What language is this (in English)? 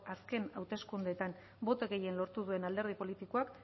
Basque